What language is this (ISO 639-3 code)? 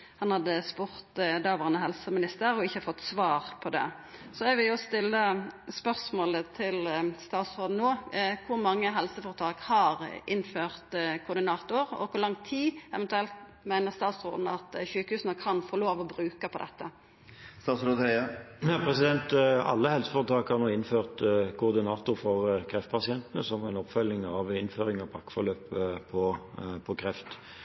nor